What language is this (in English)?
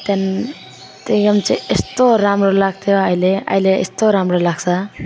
Nepali